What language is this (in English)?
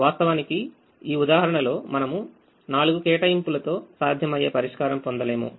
Telugu